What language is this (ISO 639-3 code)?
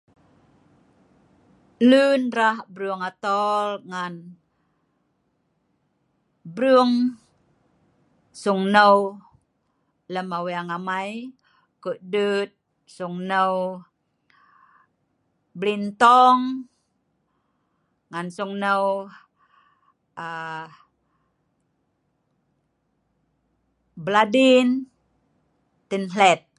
snv